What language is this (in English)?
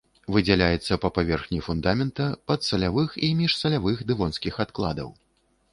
Belarusian